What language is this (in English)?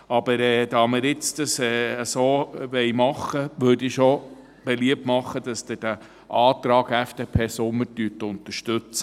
Swiss German